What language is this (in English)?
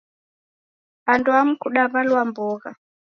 Taita